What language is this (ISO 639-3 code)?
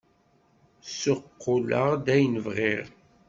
kab